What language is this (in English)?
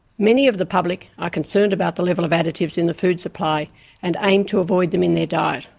English